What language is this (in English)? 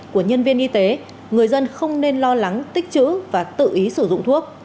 Vietnamese